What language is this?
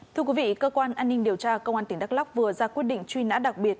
Vietnamese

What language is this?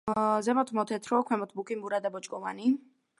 Georgian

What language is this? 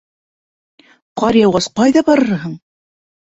Bashkir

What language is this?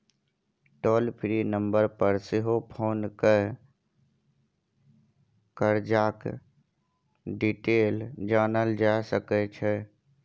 Maithili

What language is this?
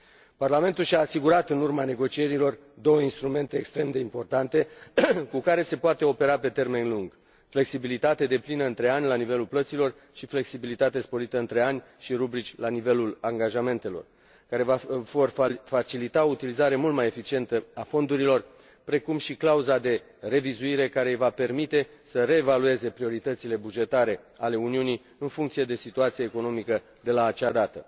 Romanian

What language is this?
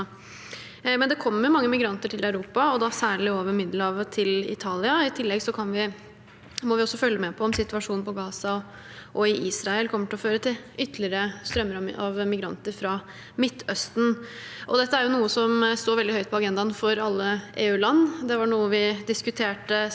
Norwegian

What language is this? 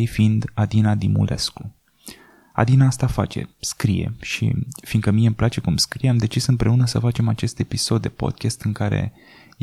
Romanian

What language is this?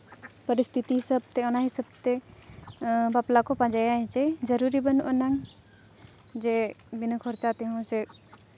Santali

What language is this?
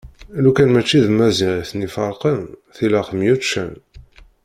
Kabyle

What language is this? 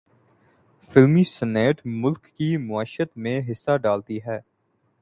Urdu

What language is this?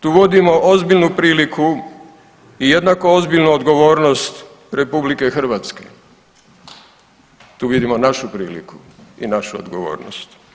Croatian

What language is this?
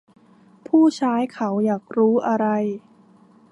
Thai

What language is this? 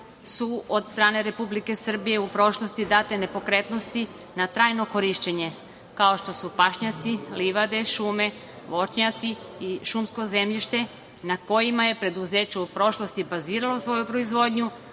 Serbian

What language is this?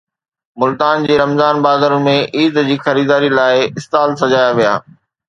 Sindhi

